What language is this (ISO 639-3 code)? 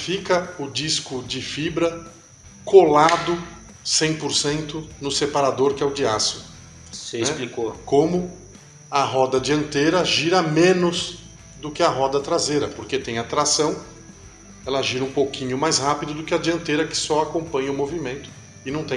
por